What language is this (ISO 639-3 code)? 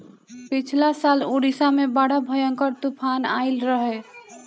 bho